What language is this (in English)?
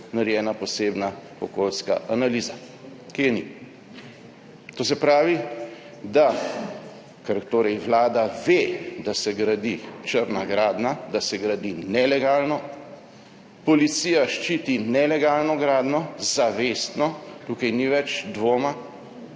Slovenian